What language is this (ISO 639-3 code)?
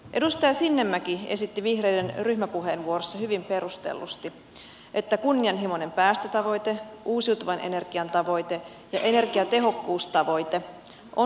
fin